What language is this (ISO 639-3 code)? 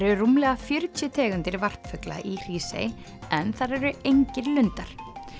isl